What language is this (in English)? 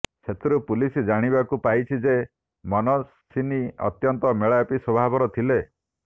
Odia